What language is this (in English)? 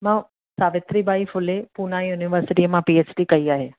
Sindhi